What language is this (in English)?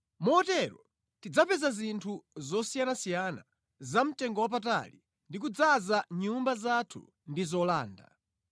Nyanja